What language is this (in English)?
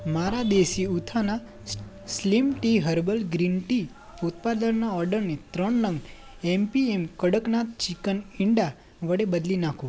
Gujarati